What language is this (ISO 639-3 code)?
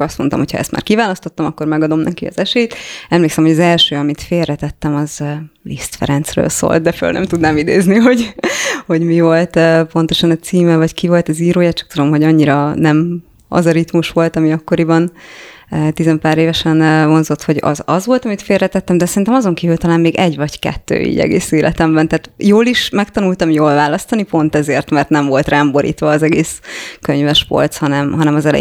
hun